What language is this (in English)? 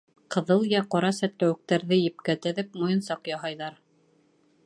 Bashkir